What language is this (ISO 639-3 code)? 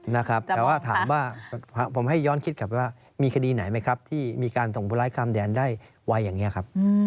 tha